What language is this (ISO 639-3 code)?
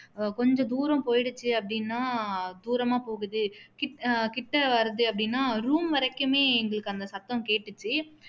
tam